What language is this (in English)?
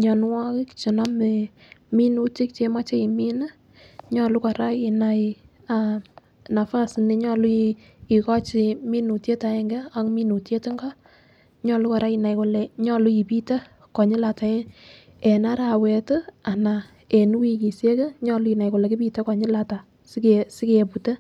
Kalenjin